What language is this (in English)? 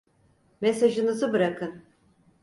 Turkish